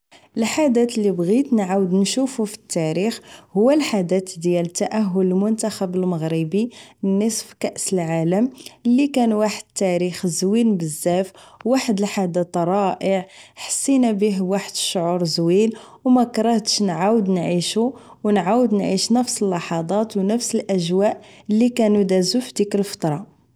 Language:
Moroccan Arabic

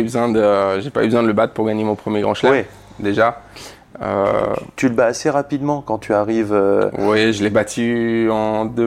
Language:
French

